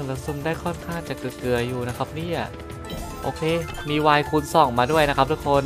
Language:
Thai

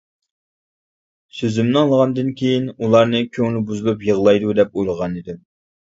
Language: Uyghur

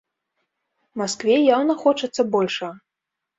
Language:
Belarusian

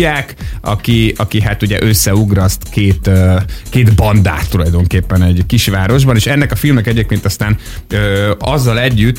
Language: Hungarian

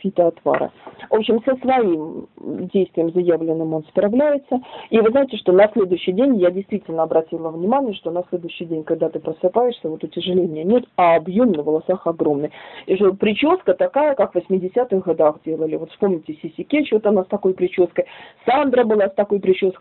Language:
Russian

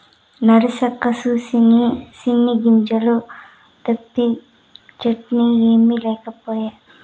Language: Telugu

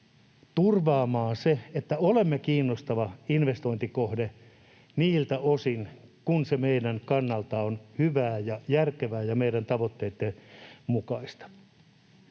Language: Finnish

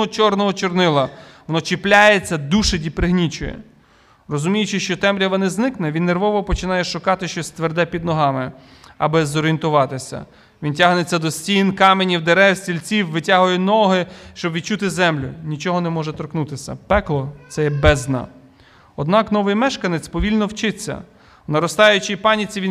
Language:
Ukrainian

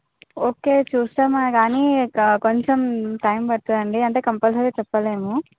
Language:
Telugu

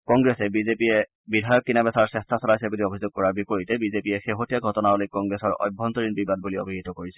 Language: Assamese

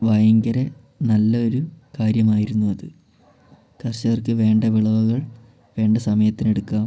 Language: Malayalam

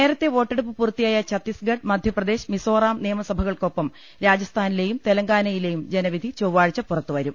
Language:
Malayalam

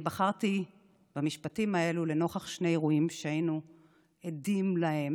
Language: Hebrew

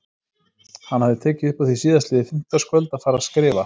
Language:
Icelandic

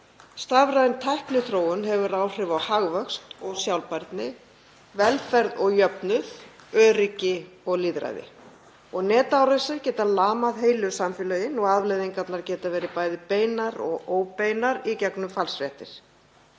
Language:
Icelandic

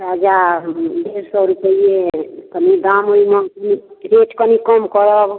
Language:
Maithili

